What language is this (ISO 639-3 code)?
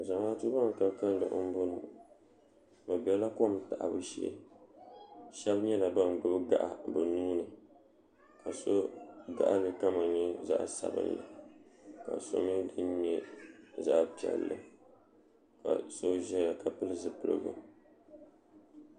dag